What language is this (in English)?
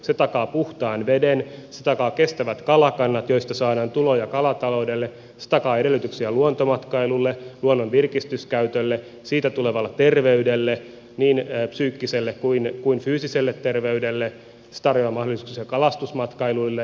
Finnish